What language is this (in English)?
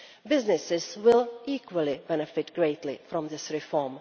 English